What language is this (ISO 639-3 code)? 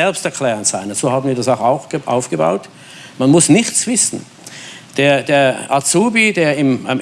deu